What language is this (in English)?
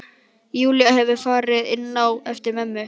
Icelandic